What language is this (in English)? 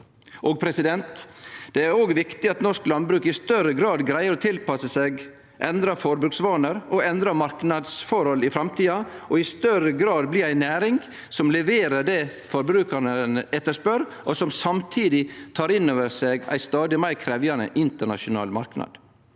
Norwegian